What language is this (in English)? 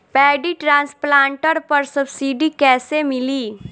Bhojpuri